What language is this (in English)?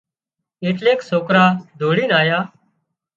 Wadiyara Koli